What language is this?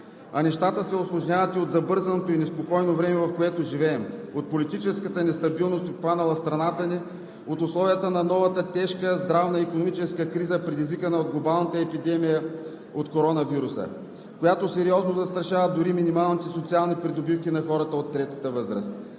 Bulgarian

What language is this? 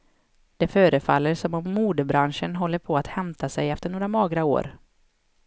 Swedish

